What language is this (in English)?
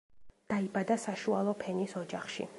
Georgian